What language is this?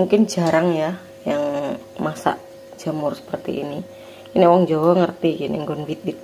Indonesian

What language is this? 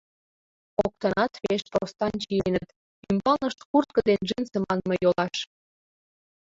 Mari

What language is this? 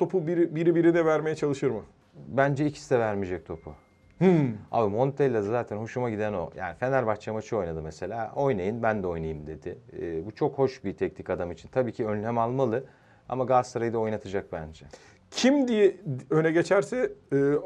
Turkish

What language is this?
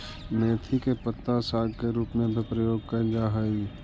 Magahi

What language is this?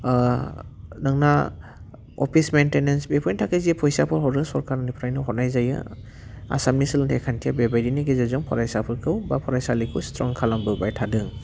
Bodo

